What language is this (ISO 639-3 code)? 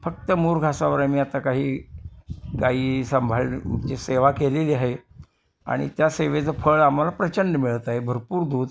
mar